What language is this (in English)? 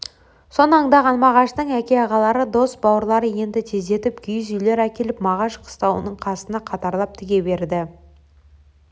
Kazakh